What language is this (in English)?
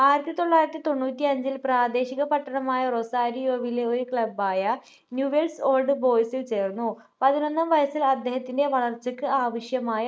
Malayalam